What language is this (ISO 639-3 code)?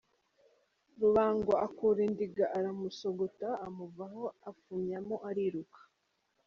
kin